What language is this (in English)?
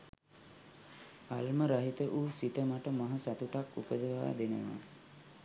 Sinhala